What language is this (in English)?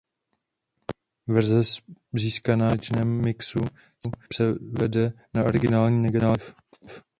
Czech